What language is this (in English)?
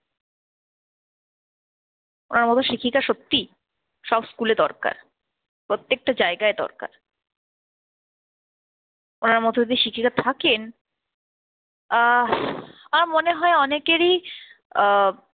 Bangla